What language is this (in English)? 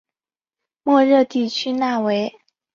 Chinese